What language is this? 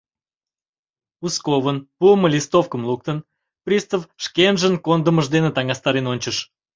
Mari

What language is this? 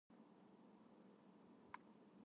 Japanese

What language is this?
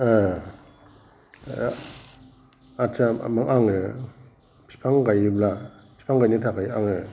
Bodo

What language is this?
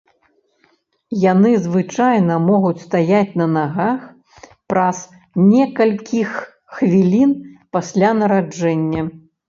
Belarusian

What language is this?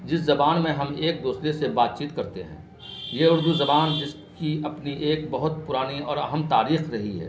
Urdu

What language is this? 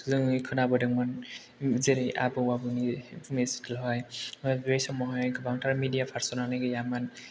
Bodo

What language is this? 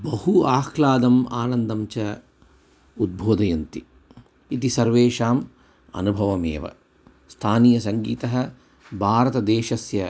Sanskrit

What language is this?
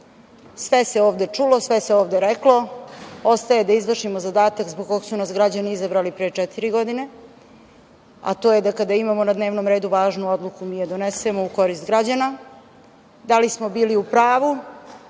Serbian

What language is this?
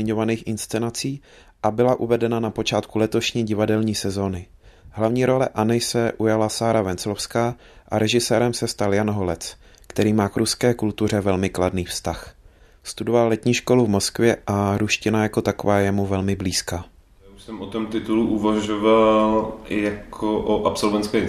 Czech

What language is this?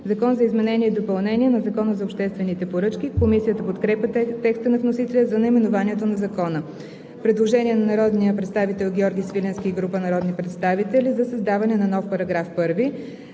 Bulgarian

